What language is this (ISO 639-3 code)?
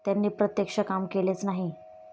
mar